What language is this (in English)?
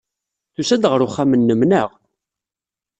Kabyle